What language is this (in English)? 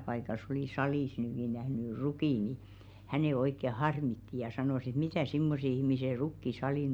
Finnish